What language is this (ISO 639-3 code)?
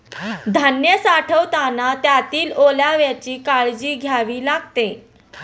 mar